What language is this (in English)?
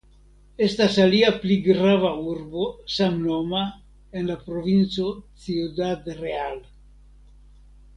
Esperanto